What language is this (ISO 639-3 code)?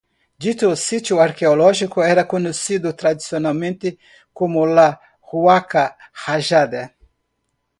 spa